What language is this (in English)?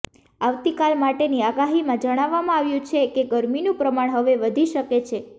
Gujarati